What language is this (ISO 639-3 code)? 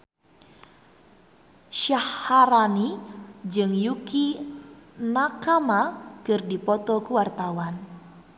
sun